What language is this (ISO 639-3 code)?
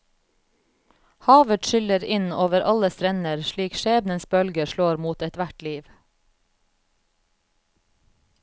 nor